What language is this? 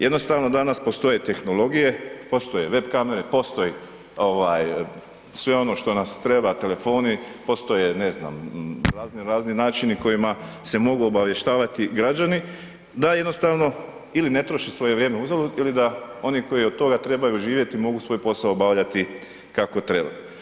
Croatian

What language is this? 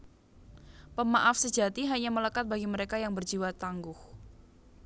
Javanese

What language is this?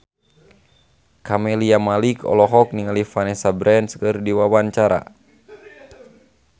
Sundanese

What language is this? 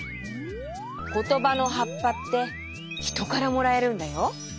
Japanese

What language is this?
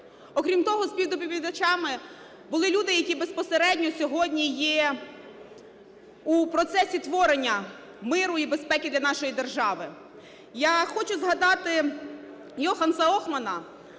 Ukrainian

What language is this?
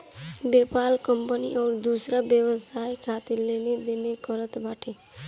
Bhojpuri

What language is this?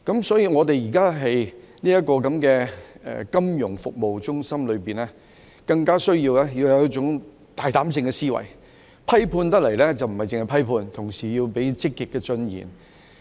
Cantonese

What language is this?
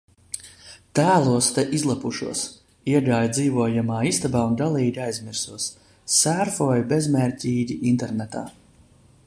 Latvian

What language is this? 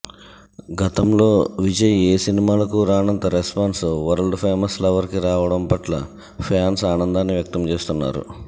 Telugu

